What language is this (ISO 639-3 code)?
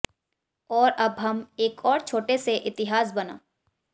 hin